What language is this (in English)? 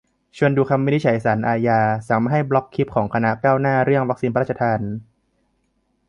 Thai